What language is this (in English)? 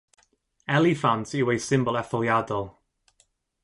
Welsh